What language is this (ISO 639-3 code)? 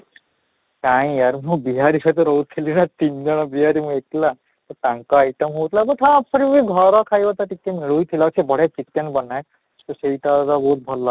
ori